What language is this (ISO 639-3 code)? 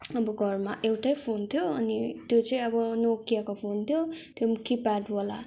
nep